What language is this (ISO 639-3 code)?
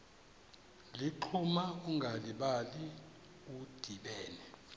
xho